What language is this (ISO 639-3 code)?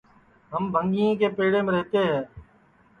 ssi